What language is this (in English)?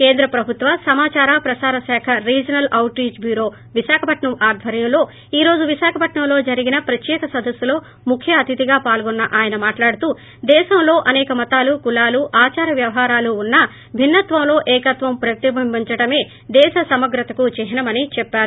Telugu